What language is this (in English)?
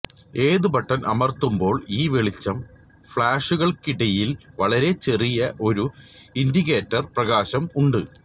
Malayalam